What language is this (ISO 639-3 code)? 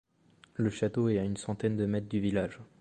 fra